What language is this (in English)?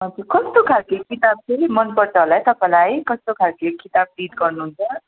Nepali